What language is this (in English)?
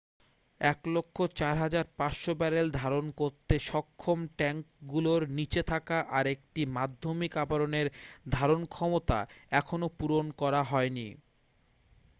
Bangla